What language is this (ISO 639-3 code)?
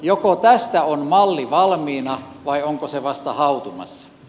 fin